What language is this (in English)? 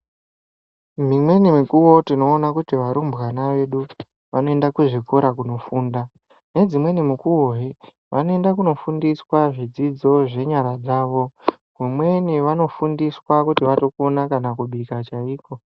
Ndau